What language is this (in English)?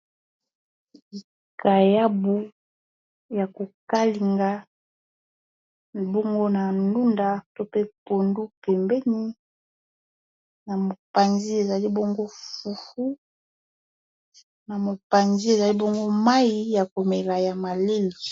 Lingala